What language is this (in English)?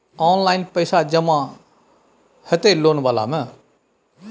Maithili